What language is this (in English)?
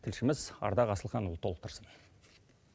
Kazakh